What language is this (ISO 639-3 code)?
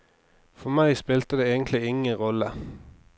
nor